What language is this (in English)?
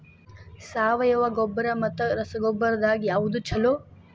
Kannada